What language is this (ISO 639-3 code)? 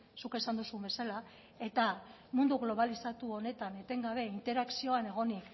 eus